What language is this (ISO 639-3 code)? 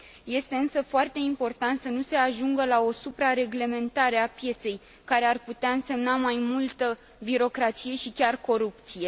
ron